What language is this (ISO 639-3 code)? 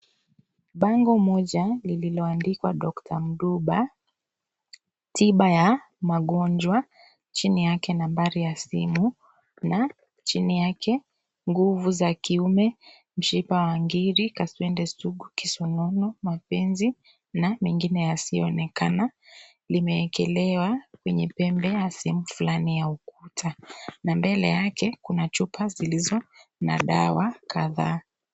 swa